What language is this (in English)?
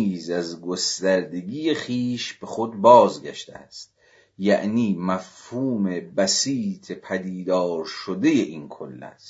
Persian